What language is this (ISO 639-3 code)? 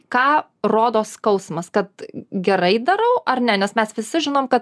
lit